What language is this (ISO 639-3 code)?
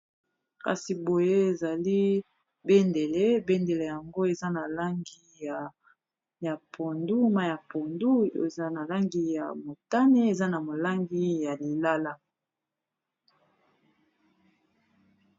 lin